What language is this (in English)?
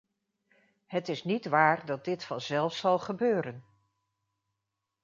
Dutch